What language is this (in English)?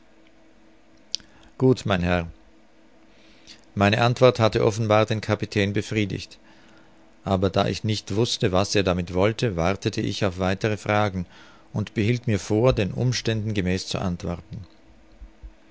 German